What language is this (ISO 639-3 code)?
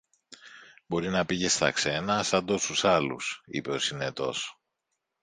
ell